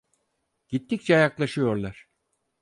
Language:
Turkish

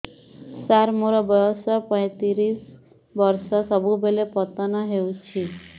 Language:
Odia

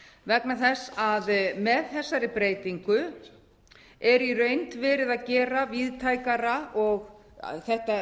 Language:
Icelandic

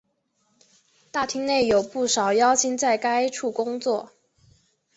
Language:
Chinese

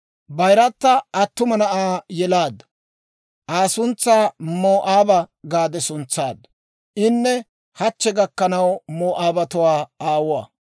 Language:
Dawro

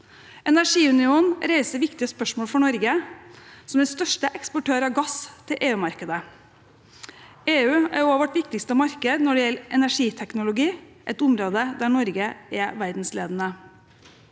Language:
Norwegian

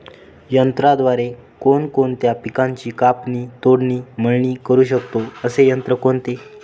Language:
Marathi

